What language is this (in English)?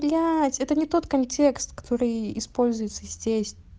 Russian